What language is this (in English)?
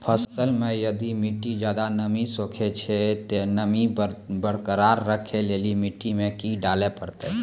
Maithili